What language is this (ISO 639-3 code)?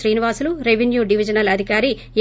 tel